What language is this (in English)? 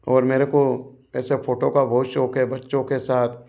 Hindi